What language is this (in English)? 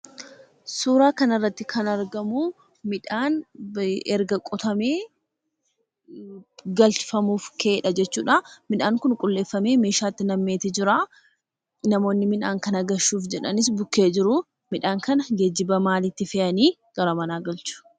Oromo